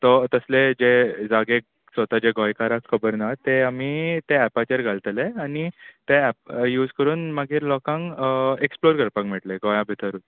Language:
Konkani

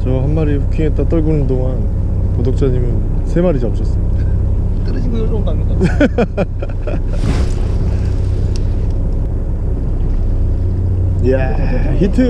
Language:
Korean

